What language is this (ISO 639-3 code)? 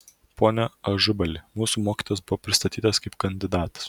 lit